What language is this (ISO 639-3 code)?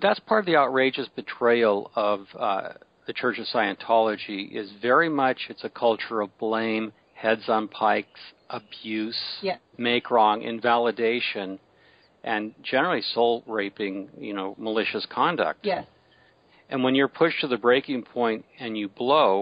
eng